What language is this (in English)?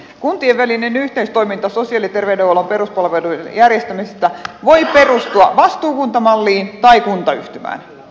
Finnish